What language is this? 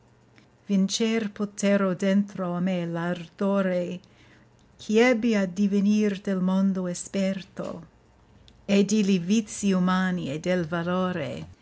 Italian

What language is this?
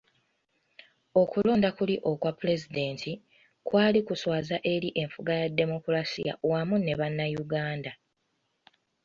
Ganda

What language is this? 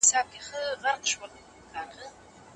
Pashto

